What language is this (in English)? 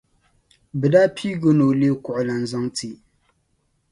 Dagbani